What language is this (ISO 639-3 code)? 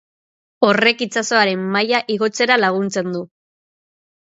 eus